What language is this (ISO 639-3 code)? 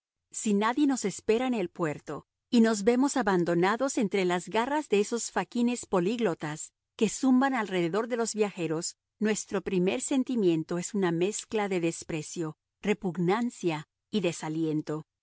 spa